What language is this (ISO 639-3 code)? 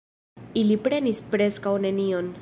epo